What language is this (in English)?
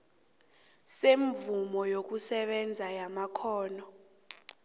South Ndebele